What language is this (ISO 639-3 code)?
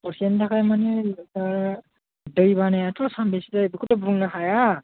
brx